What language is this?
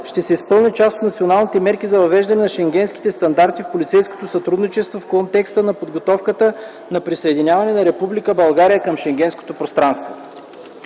Bulgarian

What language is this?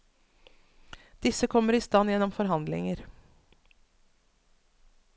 Norwegian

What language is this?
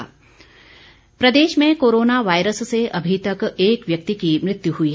Hindi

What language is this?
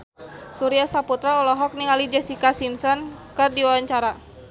Sundanese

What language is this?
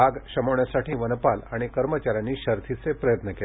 Marathi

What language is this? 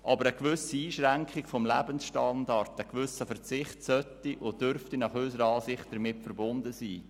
Swiss German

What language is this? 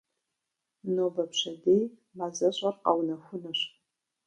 Kabardian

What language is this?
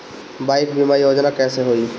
Bhojpuri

